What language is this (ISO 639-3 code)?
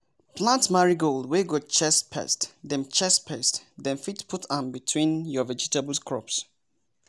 pcm